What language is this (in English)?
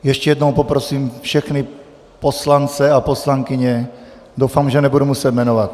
Czech